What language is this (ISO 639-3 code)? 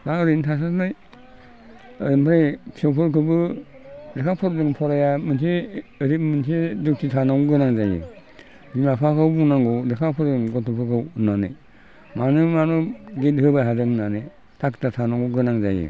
brx